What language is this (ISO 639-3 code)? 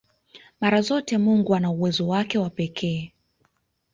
swa